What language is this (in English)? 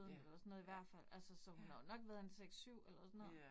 Danish